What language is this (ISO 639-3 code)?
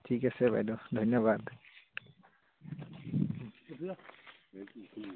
asm